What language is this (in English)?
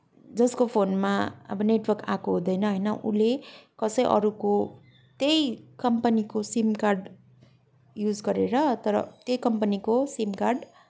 Nepali